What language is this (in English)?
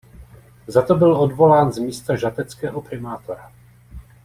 Czech